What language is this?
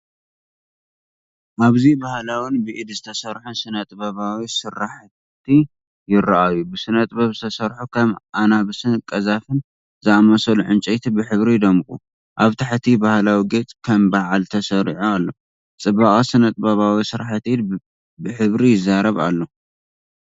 Tigrinya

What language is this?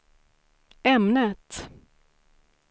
Swedish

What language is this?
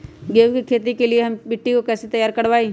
Magahi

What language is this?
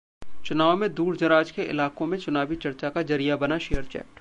Hindi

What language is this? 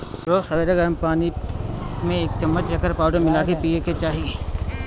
Bhojpuri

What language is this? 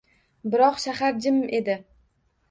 Uzbek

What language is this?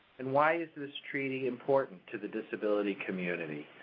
English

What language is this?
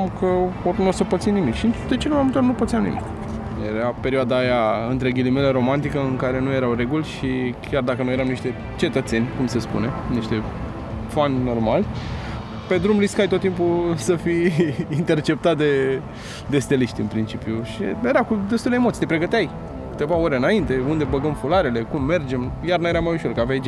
Romanian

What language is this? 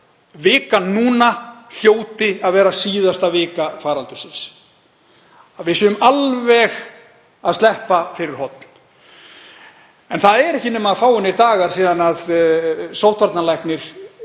Icelandic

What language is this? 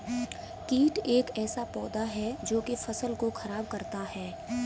Hindi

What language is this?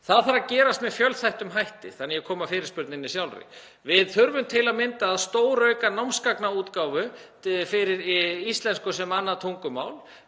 Icelandic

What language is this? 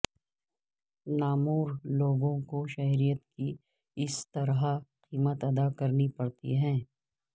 Urdu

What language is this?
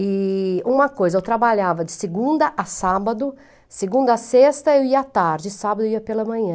Portuguese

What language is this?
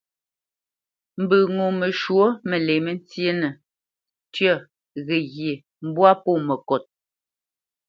Bamenyam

